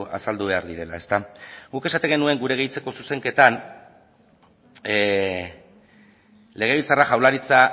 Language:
Basque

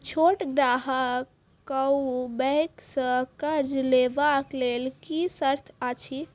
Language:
Maithili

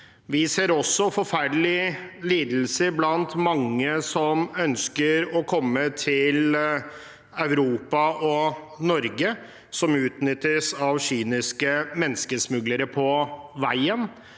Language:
Norwegian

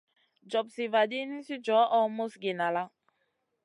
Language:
Masana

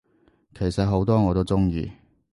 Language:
Cantonese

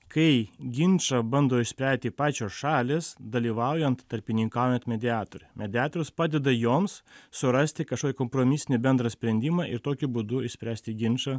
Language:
Lithuanian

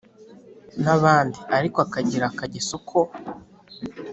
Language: Kinyarwanda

